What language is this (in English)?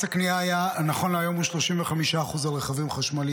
Hebrew